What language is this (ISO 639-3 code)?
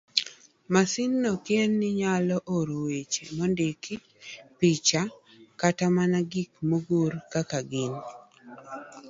luo